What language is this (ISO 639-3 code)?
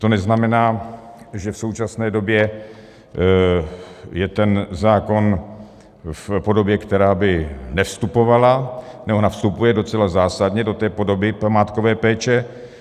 ces